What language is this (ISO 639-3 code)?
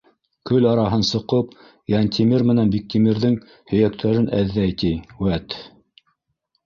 bak